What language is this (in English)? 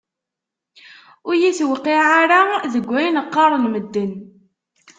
Kabyle